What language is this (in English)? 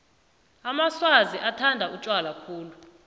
South Ndebele